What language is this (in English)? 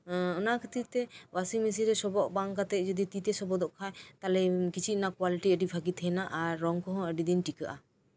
Santali